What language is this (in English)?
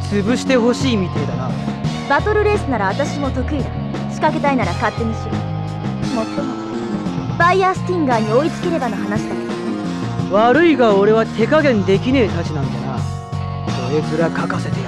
Japanese